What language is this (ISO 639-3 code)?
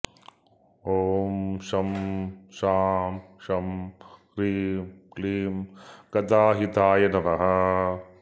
san